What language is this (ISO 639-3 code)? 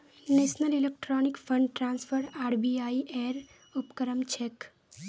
mag